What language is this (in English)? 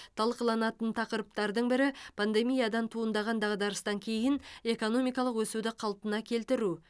Kazakh